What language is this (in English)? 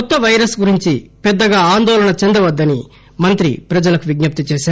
Telugu